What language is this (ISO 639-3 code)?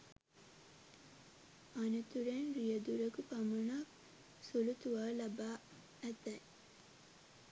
sin